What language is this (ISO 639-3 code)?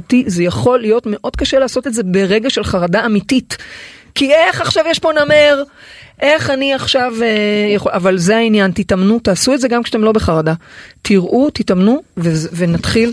heb